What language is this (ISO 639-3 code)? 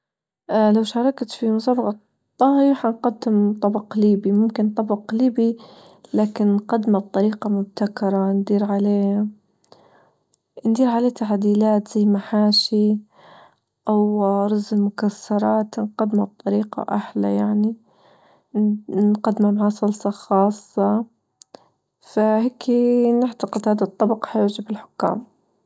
ayl